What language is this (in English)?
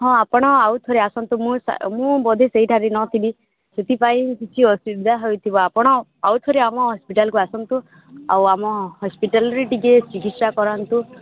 Odia